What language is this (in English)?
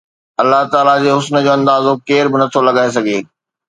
Sindhi